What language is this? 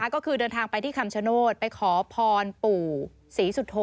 Thai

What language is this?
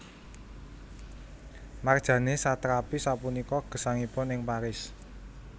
Javanese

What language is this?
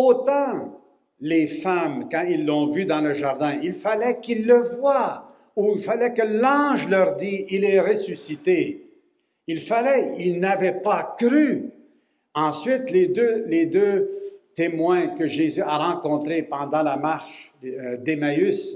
French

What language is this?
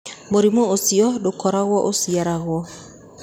Kikuyu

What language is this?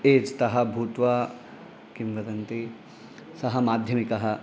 Sanskrit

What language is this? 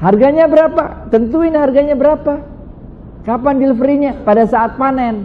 Indonesian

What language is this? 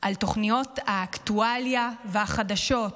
Hebrew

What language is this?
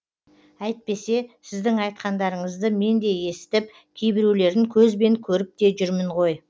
Kazakh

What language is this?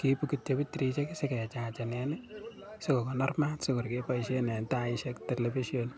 Kalenjin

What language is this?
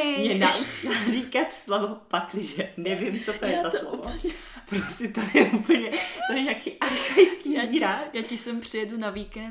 Czech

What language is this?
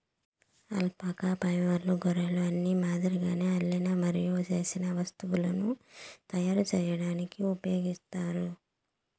Telugu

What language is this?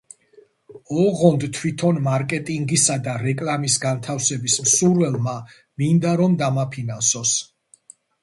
Georgian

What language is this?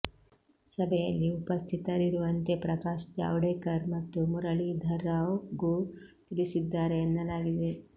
Kannada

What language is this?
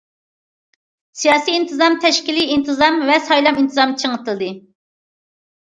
Uyghur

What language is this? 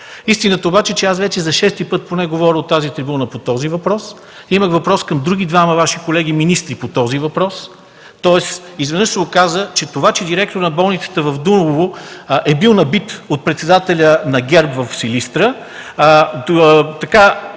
Bulgarian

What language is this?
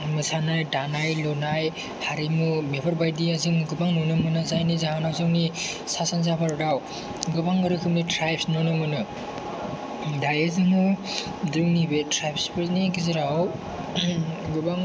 Bodo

